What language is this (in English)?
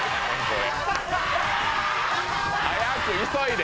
Japanese